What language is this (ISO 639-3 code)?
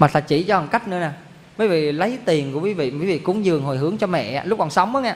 vie